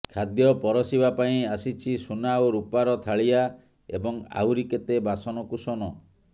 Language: Odia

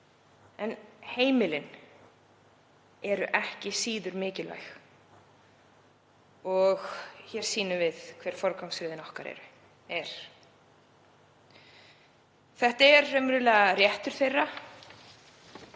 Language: Icelandic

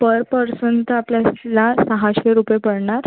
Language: Marathi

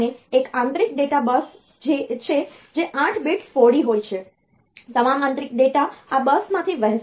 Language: Gujarati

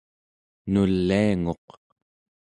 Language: Central Yupik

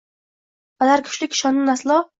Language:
Uzbek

